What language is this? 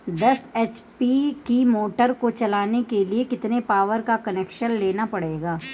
Hindi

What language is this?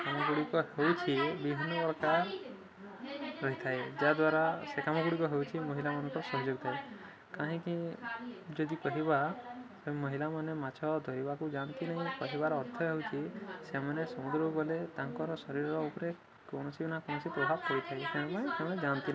Odia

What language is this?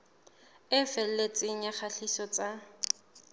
Southern Sotho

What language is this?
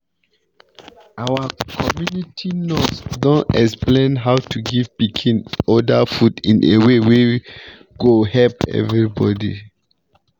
Nigerian Pidgin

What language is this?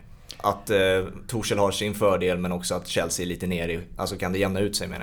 Swedish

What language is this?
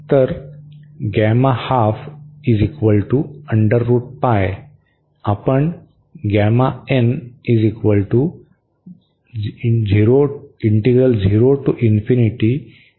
Marathi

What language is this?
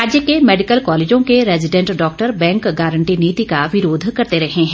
Hindi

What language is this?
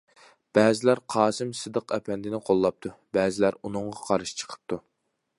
Uyghur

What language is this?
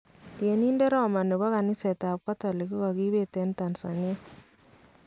Kalenjin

